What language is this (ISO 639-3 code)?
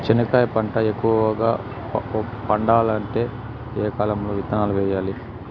tel